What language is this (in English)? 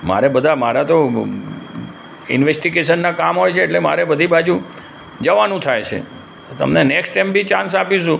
Gujarati